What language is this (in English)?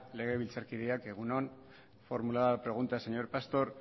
Spanish